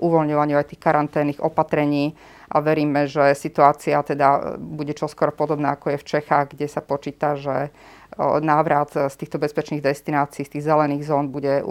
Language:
Slovak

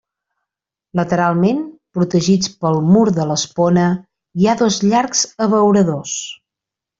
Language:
Catalan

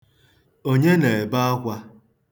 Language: Igbo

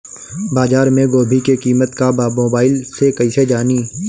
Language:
Bhojpuri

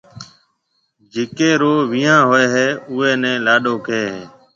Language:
Marwari (Pakistan)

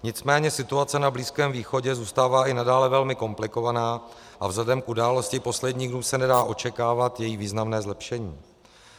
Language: Czech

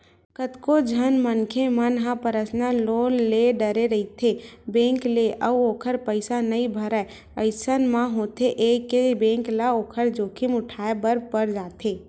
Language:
Chhattisgarhi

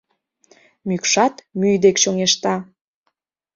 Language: Mari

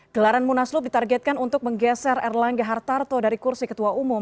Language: Indonesian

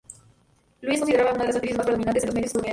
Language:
Spanish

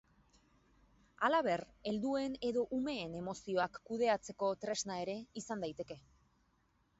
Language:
Basque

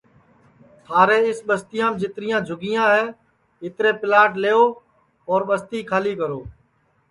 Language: Sansi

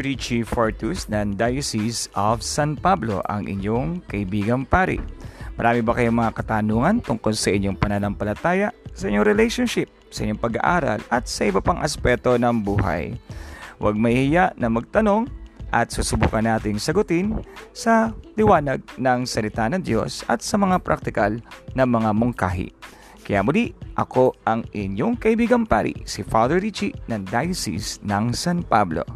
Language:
Filipino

